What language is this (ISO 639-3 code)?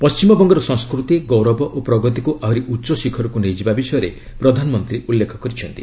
ori